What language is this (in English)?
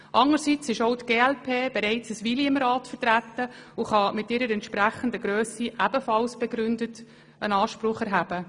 Swiss German